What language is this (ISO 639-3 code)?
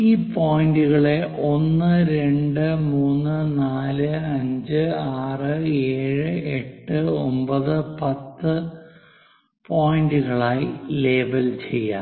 mal